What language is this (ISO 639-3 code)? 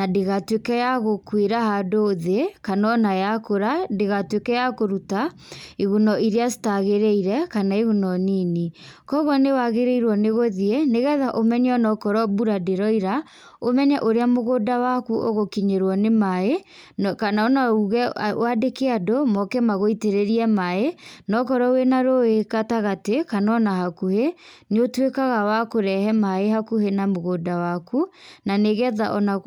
kik